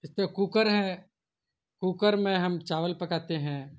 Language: Urdu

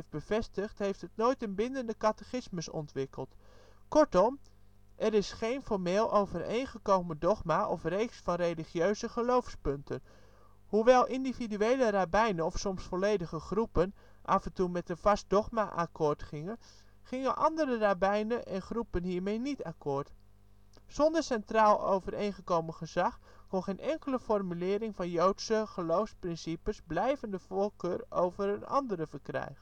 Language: Dutch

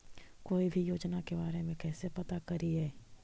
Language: Magahi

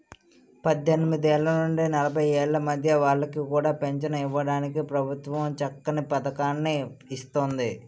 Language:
Telugu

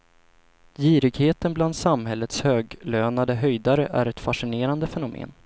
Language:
Swedish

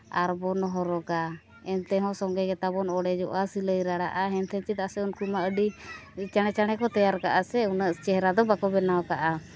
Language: Santali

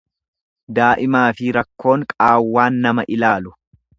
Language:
Oromo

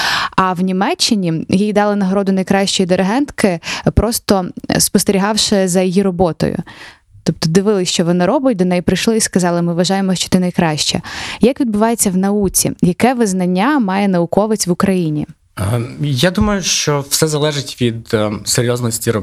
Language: Ukrainian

